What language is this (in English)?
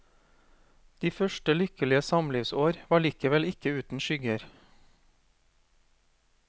Norwegian